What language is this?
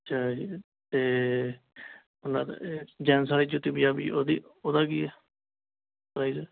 Punjabi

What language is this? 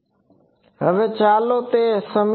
Gujarati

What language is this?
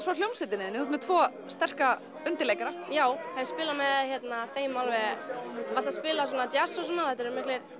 Icelandic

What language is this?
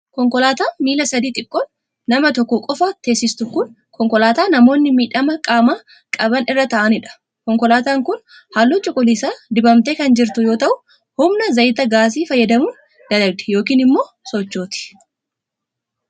Oromo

